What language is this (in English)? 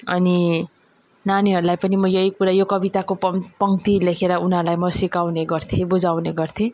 Nepali